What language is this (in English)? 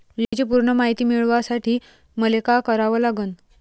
Marathi